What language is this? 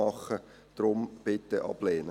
Swiss German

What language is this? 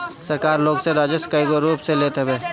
Bhojpuri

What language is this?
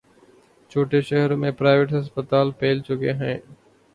Urdu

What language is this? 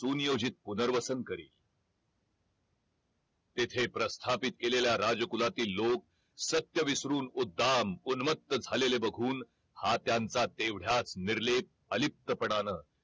Marathi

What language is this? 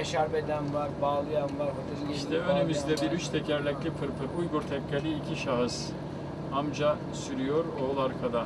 Turkish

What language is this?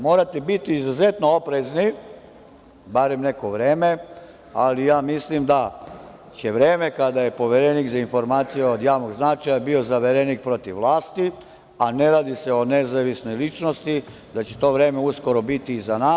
Serbian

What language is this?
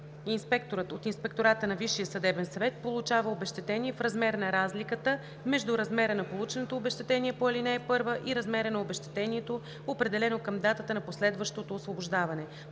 Bulgarian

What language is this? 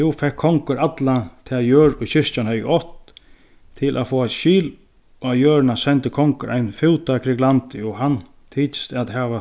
Faroese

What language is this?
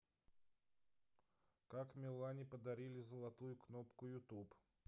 Russian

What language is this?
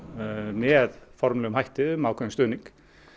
Icelandic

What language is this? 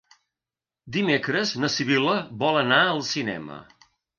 Catalan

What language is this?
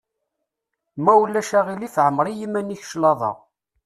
Kabyle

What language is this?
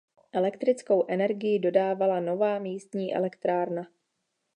Czech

